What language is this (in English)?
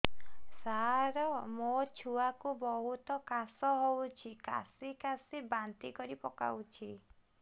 Odia